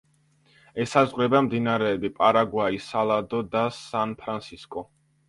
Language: Georgian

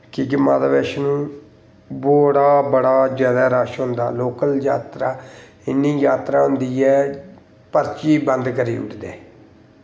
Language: Dogri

